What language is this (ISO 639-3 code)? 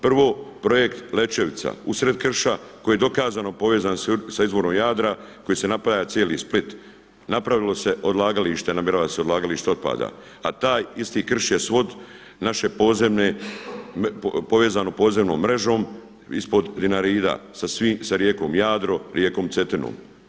hrv